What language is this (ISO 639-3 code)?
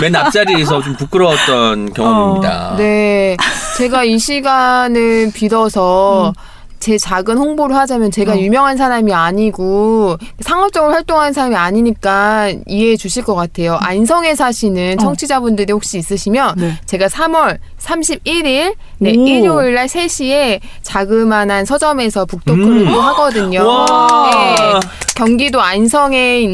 kor